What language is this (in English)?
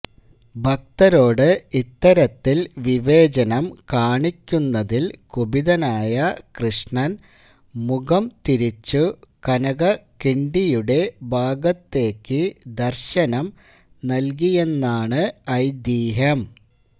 Malayalam